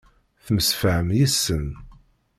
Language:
Kabyle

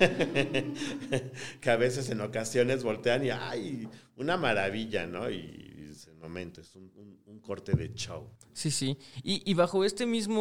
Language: Spanish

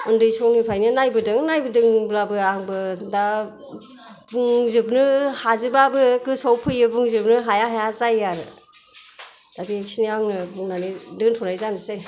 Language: Bodo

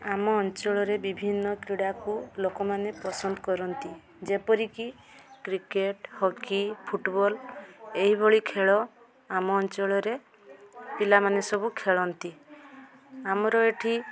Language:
Odia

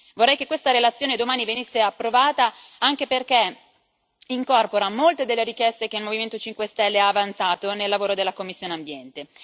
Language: Italian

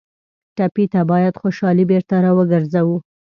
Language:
Pashto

